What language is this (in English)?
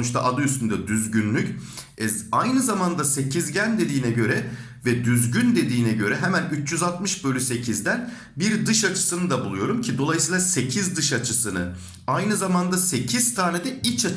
Turkish